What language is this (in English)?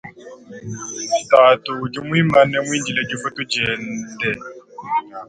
Luba-Lulua